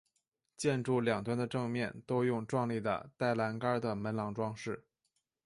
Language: Chinese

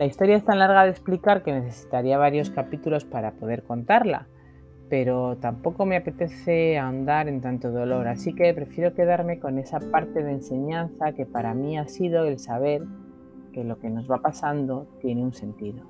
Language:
Spanish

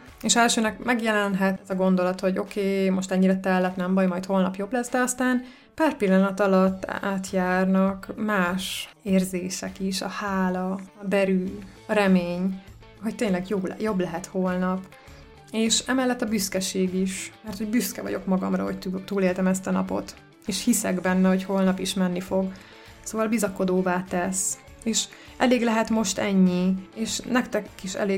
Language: Hungarian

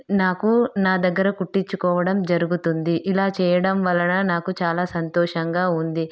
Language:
Telugu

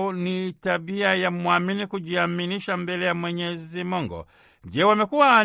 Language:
Swahili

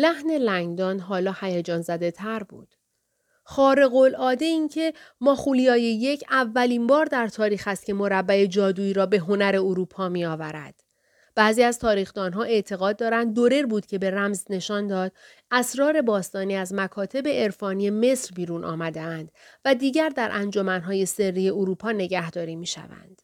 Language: Persian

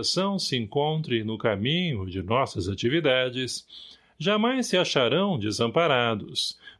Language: Portuguese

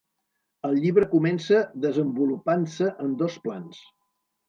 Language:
Catalan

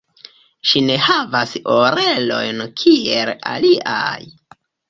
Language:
Esperanto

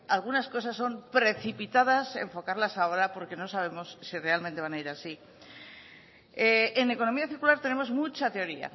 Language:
Spanish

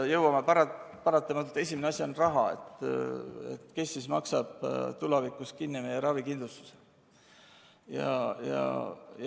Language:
Estonian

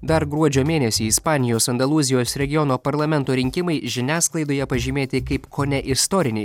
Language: Lithuanian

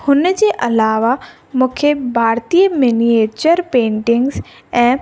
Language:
Sindhi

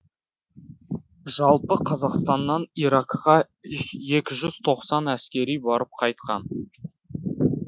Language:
Kazakh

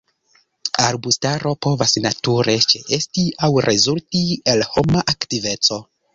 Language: Esperanto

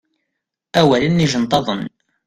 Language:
Kabyle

